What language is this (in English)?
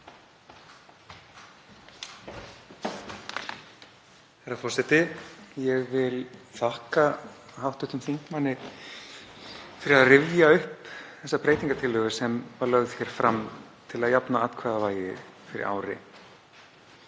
Icelandic